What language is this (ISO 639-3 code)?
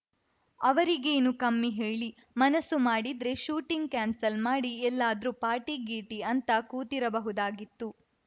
kan